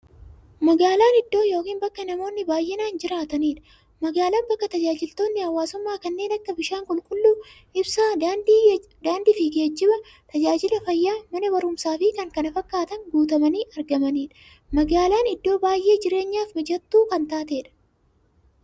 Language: Oromo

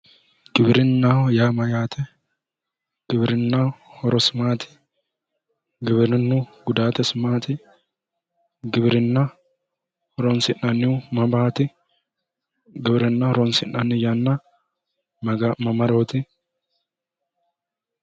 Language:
Sidamo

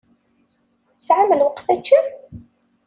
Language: Kabyle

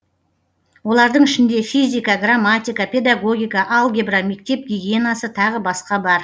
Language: Kazakh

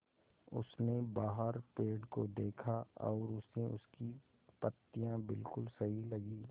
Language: Hindi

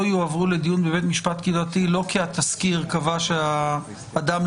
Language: Hebrew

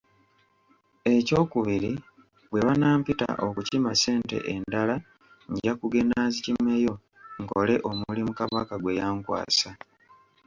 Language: Ganda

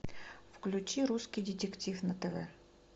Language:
Russian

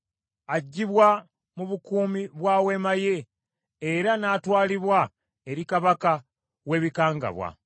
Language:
Ganda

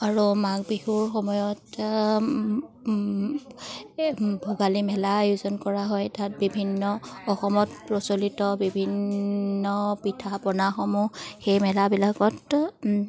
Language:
Assamese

